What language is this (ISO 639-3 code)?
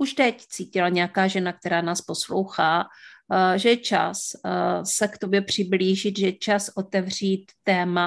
ces